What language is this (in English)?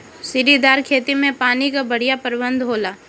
Bhojpuri